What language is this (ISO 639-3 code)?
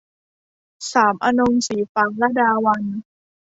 tha